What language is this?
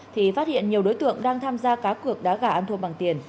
Vietnamese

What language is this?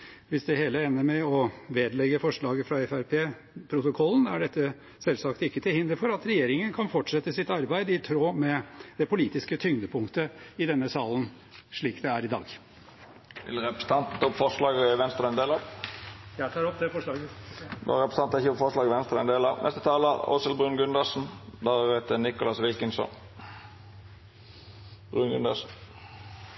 Norwegian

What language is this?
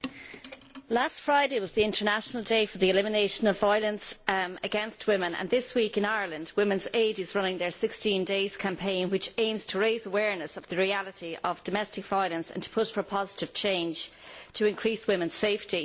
English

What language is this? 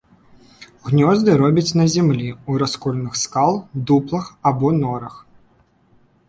Belarusian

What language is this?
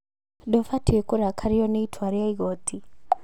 Kikuyu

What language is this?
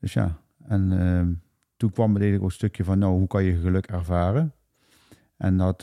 Dutch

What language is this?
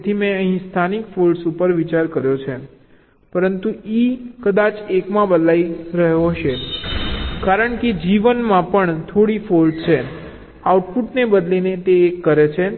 Gujarati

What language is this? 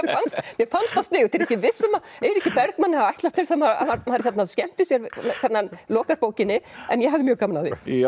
Icelandic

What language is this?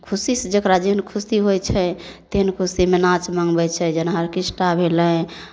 Maithili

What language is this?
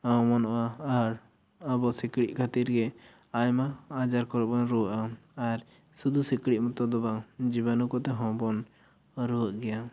Santali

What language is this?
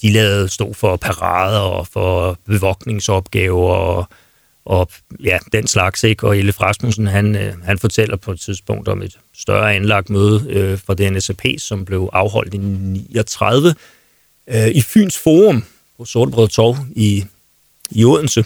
Danish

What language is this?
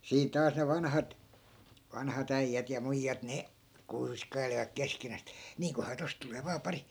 Finnish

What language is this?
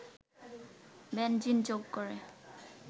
Bangla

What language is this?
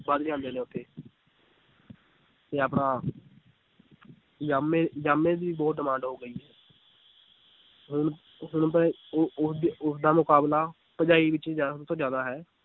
Punjabi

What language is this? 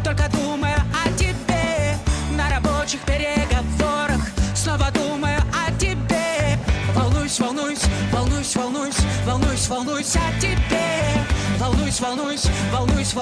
Russian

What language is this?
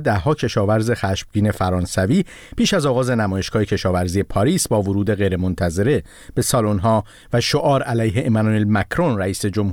Persian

